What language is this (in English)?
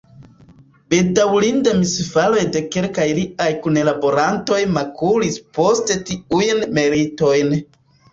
Esperanto